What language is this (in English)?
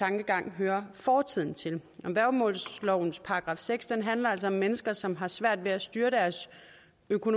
Danish